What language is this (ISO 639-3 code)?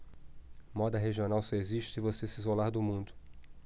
por